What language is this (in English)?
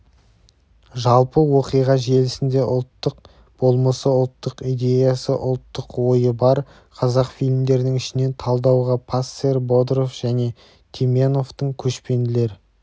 Kazakh